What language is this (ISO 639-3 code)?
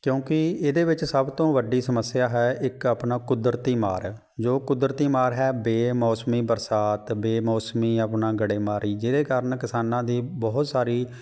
pan